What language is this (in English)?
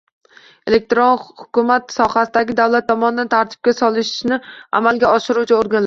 Uzbek